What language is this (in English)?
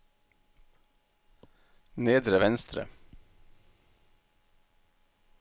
Norwegian